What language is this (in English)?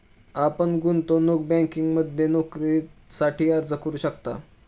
Marathi